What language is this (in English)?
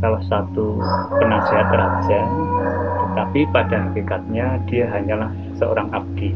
Indonesian